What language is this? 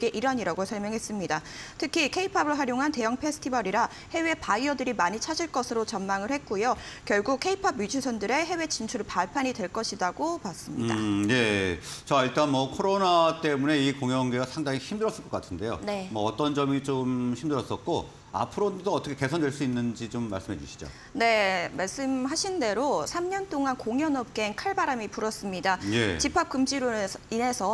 Korean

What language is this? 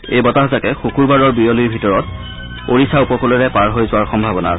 Assamese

